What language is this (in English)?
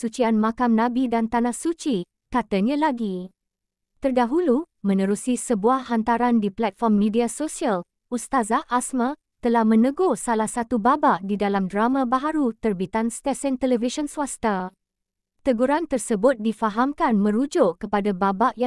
Malay